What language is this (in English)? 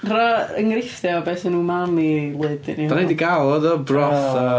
Welsh